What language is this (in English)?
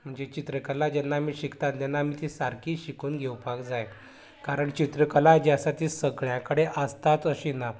Konkani